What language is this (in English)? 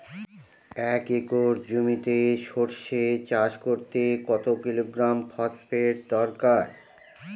Bangla